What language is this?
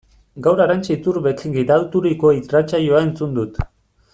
Basque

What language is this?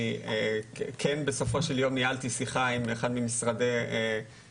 Hebrew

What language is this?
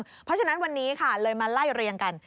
Thai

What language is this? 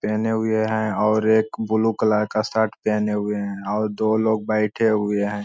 Magahi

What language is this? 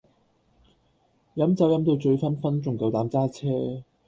Cantonese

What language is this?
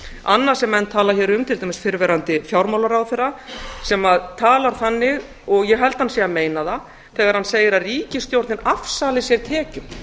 Icelandic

